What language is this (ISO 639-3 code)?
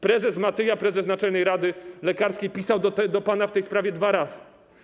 pol